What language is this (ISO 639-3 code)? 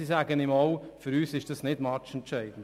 gsw